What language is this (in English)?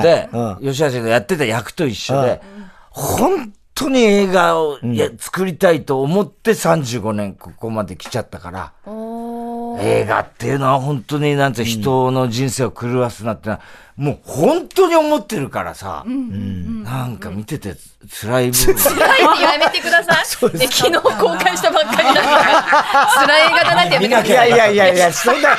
Japanese